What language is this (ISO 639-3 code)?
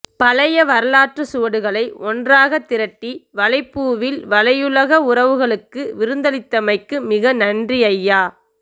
tam